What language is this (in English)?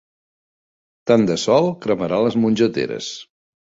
Catalan